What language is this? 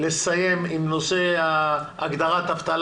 Hebrew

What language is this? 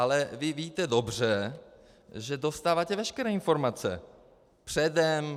Czech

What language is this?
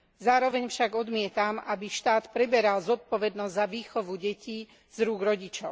Slovak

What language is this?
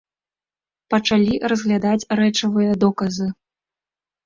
Belarusian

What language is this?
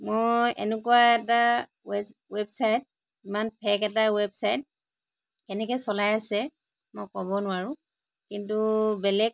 Assamese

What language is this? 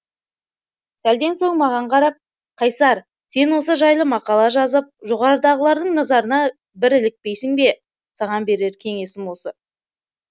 Kazakh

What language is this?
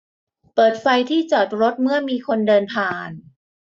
Thai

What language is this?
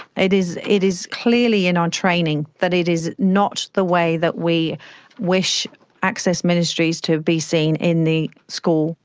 English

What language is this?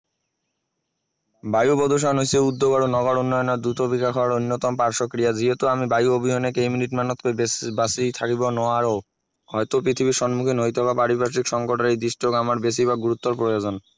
Assamese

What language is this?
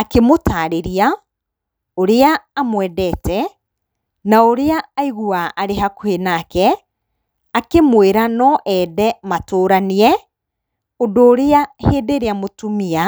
Kikuyu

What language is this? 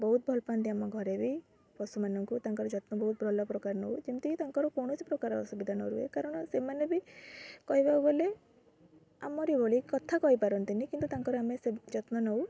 Odia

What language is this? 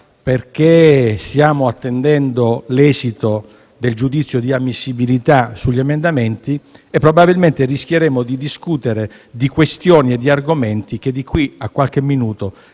Italian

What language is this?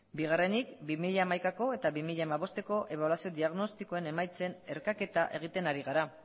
Basque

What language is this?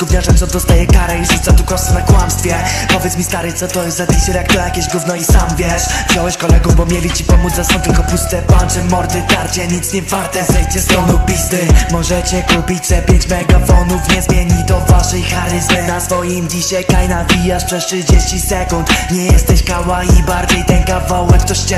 Polish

